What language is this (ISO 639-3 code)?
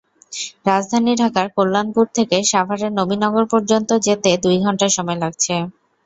ben